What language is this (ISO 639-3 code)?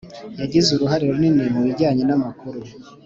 kin